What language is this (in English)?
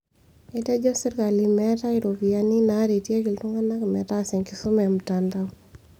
Masai